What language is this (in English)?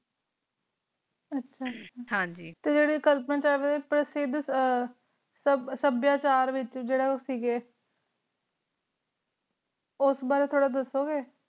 Punjabi